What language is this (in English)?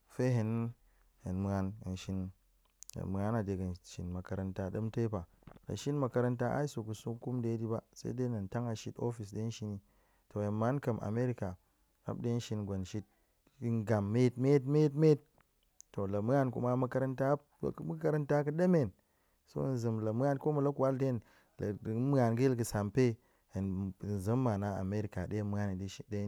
Goemai